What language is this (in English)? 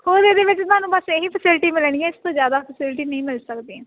Punjabi